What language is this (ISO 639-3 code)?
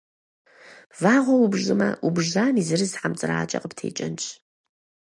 kbd